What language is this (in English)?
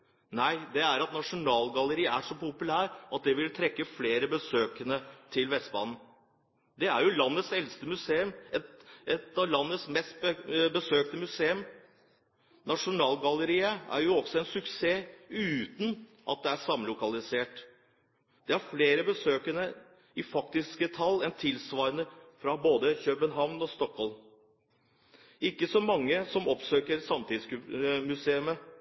Norwegian Bokmål